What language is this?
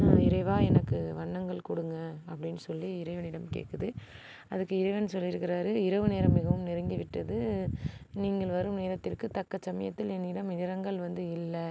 Tamil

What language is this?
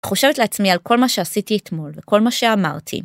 Hebrew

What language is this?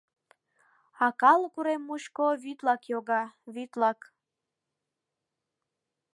Mari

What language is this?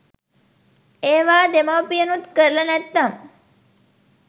Sinhala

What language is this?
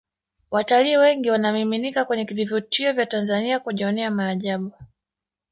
Swahili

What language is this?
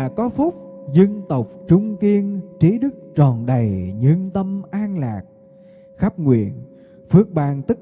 Vietnamese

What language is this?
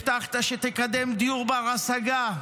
Hebrew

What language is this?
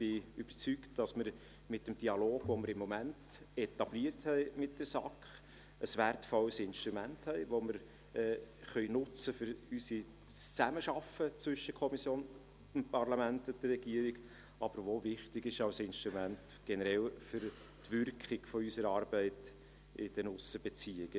Swiss German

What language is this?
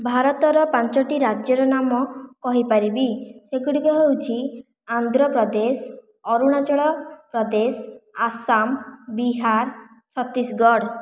Odia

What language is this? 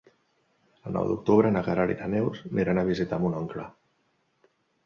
Catalan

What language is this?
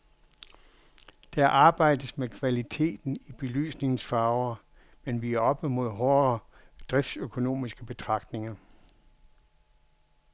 Danish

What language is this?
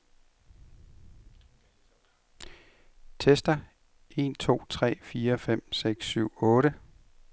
Danish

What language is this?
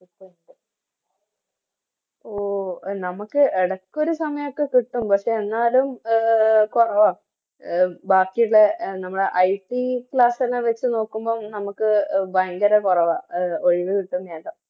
Malayalam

